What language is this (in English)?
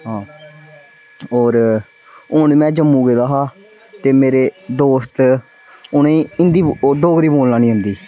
Dogri